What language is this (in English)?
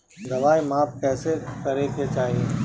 Bhojpuri